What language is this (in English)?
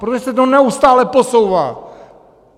Czech